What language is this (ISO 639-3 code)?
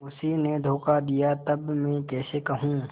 hin